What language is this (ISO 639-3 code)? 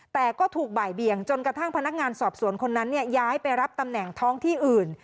tha